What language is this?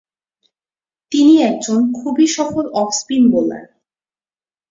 Bangla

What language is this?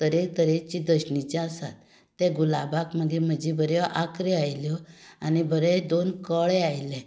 Konkani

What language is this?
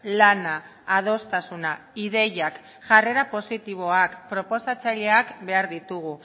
Basque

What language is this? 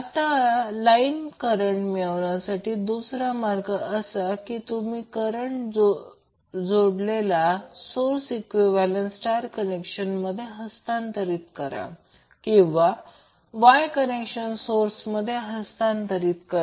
Marathi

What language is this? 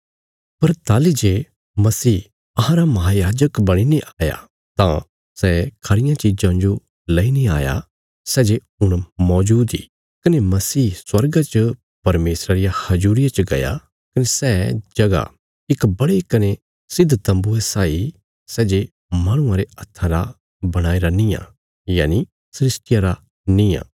Bilaspuri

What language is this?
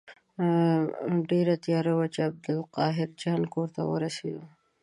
Pashto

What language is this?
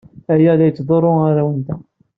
Kabyle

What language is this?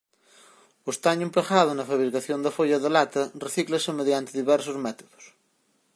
Galician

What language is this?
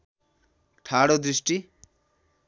Nepali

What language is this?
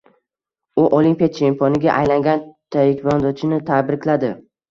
Uzbek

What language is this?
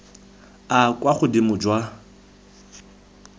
Tswana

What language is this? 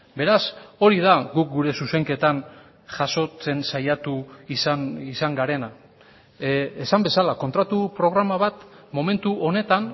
Basque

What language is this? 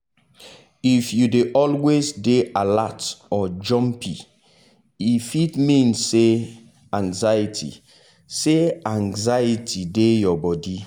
Nigerian Pidgin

